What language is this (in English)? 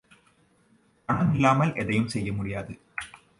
Tamil